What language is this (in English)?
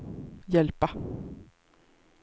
Swedish